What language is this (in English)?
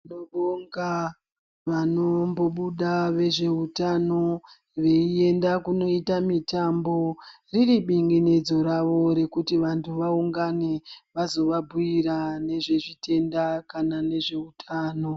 Ndau